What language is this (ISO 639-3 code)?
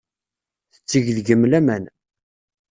kab